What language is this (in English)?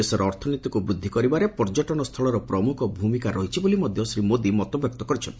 Odia